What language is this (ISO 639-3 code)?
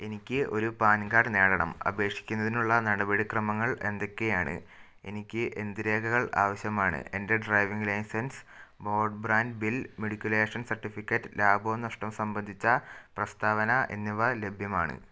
mal